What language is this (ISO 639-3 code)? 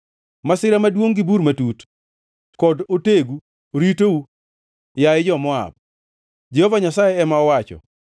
luo